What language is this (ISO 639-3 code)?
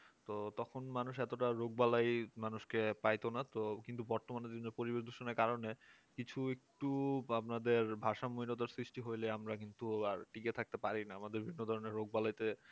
ben